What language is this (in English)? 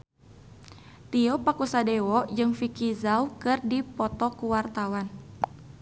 Sundanese